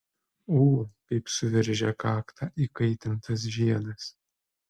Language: Lithuanian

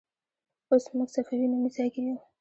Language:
Pashto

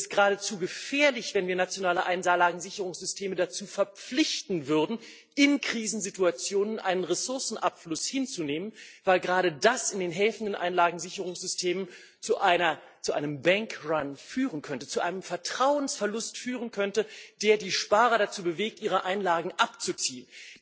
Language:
German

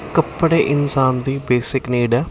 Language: Punjabi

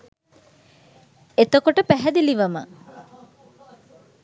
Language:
Sinhala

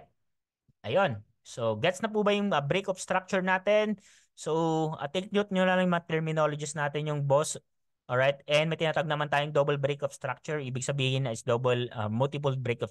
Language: Filipino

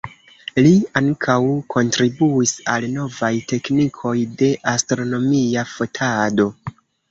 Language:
Esperanto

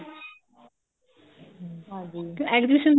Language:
Punjabi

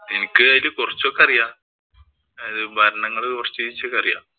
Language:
Malayalam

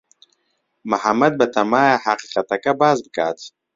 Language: Central Kurdish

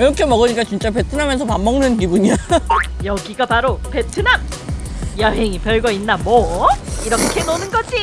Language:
Korean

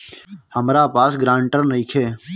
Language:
Bhojpuri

